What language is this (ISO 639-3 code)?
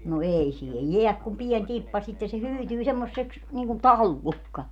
fin